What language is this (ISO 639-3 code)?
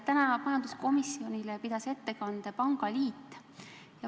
est